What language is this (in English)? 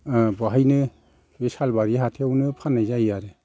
Bodo